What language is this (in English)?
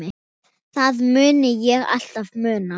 Icelandic